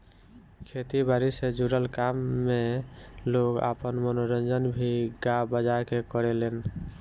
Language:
Bhojpuri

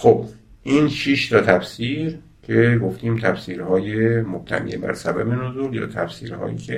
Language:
Persian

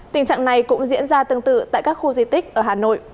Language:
Vietnamese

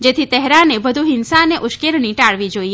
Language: Gujarati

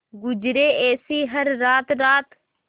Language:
Hindi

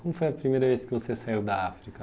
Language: Portuguese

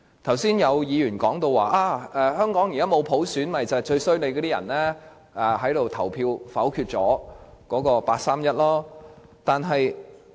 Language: Cantonese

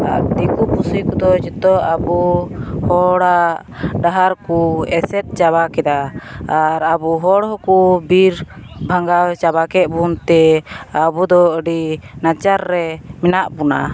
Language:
Santali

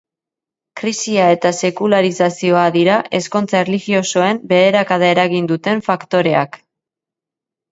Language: Basque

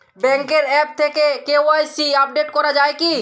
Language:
Bangla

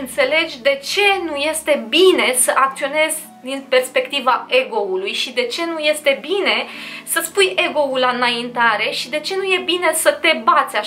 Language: Romanian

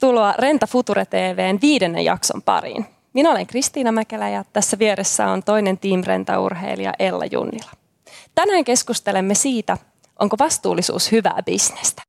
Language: Finnish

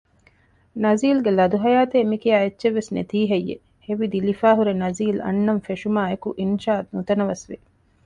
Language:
Divehi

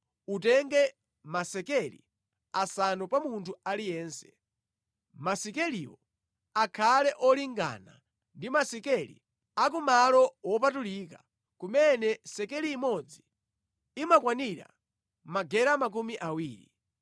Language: Nyanja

